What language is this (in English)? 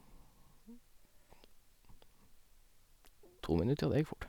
Norwegian